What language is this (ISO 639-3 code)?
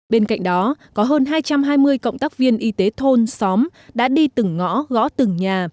vie